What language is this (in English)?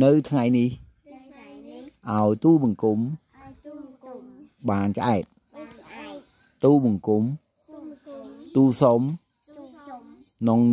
Vietnamese